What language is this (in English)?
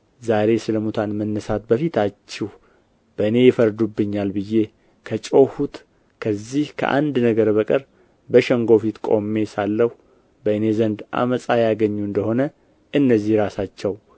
Amharic